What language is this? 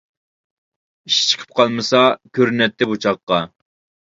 Uyghur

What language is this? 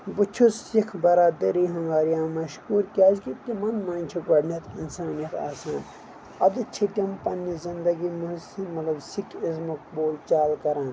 Kashmiri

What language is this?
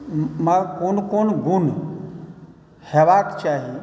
Maithili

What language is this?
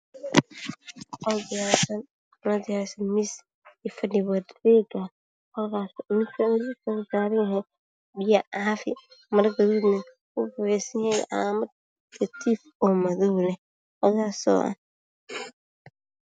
Somali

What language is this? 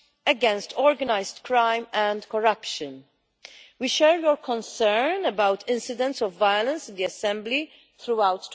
English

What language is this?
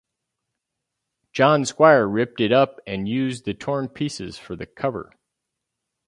English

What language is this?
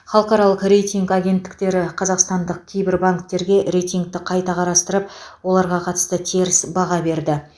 Kazakh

